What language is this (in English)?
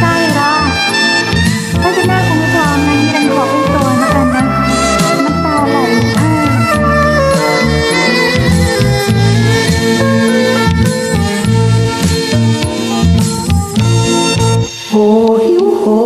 Thai